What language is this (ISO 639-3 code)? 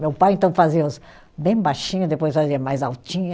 por